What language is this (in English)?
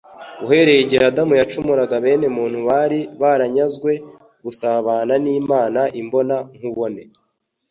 Kinyarwanda